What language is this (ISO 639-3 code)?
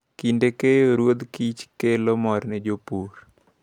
luo